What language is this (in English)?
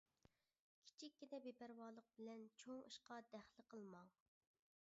Uyghur